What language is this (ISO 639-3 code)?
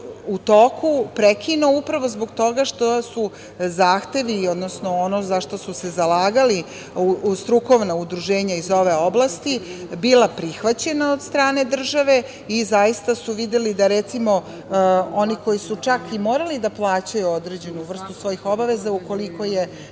srp